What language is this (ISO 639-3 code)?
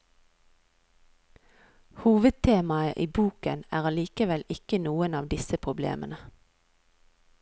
nor